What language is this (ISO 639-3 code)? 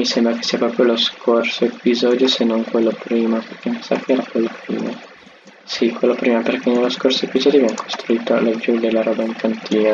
ita